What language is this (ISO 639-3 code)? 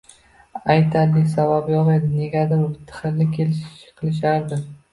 uzb